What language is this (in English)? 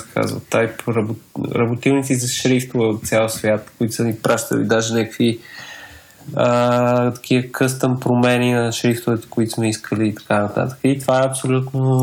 Bulgarian